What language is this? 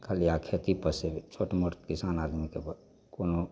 Maithili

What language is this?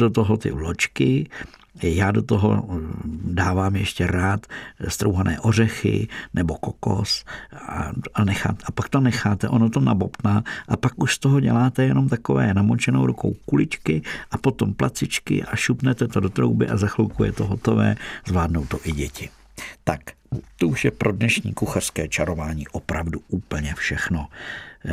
Czech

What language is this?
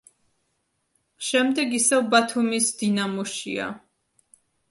Georgian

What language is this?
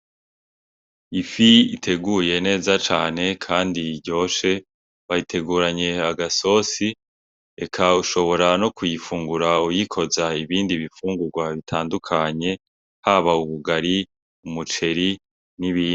Rundi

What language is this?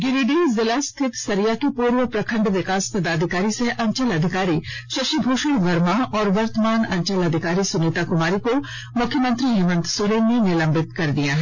Hindi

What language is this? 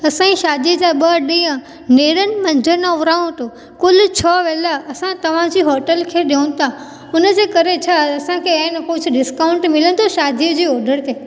Sindhi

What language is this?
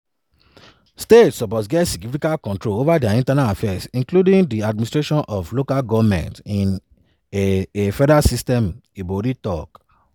Nigerian Pidgin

